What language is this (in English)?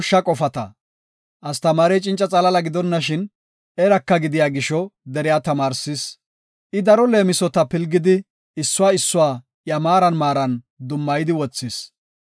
Gofa